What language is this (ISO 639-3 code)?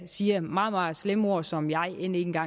dan